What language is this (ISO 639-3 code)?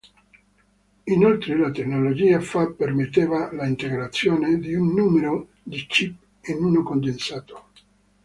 ita